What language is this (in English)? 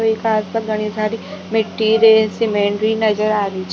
Rajasthani